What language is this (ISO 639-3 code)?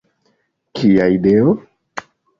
epo